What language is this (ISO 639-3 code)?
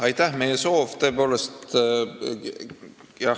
est